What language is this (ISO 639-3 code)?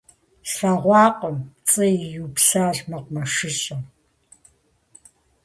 kbd